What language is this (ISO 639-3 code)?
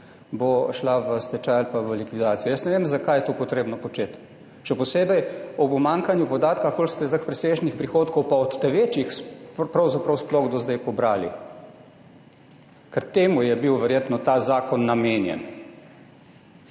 slv